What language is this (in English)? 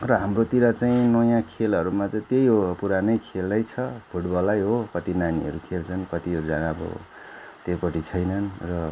Nepali